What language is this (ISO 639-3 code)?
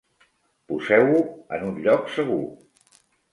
cat